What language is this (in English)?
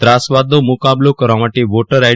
Gujarati